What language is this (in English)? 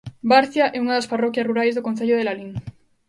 Galician